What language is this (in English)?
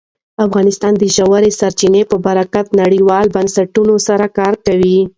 Pashto